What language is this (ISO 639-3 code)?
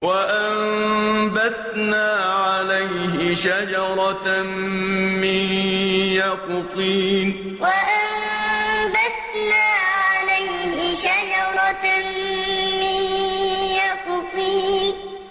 ara